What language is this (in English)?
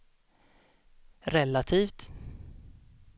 Swedish